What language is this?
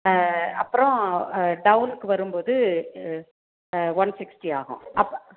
Tamil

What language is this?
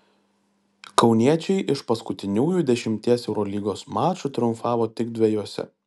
Lithuanian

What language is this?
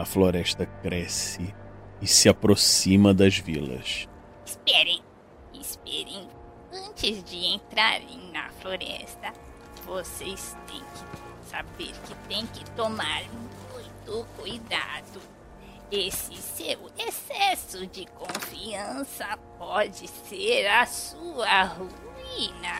Portuguese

